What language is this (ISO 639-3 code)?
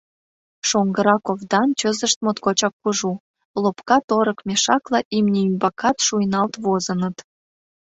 chm